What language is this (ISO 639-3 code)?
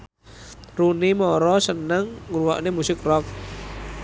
jav